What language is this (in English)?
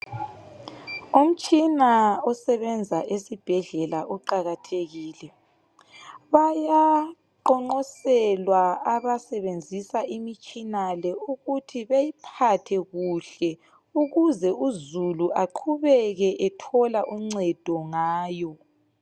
North Ndebele